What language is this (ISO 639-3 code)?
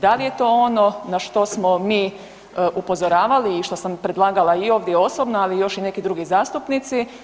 hrv